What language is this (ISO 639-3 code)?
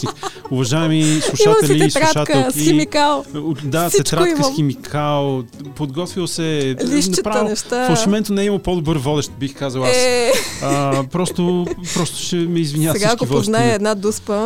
bul